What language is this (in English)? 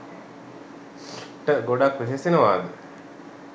Sinhala